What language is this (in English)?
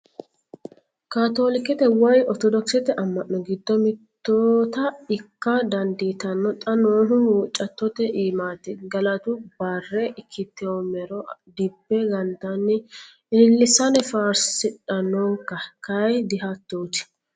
Sidamo